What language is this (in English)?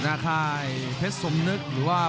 Thai